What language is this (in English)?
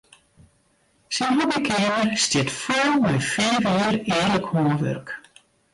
Western Frisian